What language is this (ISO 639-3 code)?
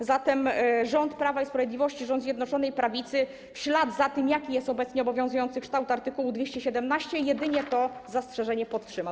pol